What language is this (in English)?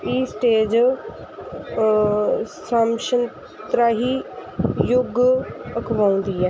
Punjabi